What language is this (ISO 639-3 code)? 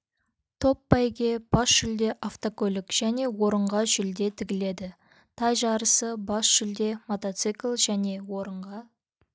kaz